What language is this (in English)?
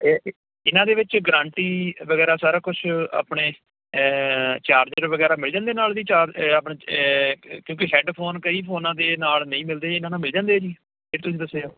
Punjabi